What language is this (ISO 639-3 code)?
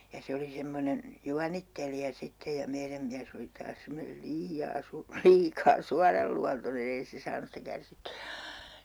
fin